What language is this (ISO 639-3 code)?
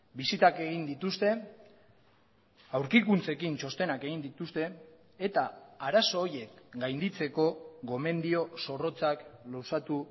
eus